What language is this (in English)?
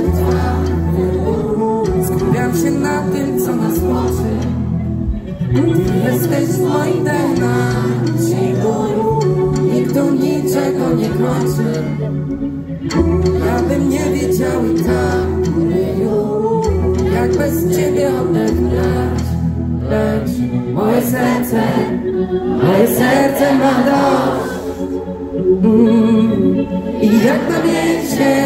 Polish